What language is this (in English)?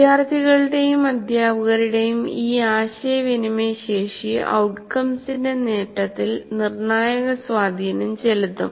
Malayalam